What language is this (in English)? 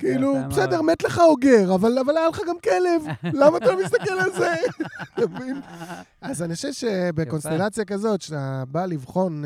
Hebrew